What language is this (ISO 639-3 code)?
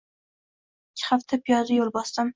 uzb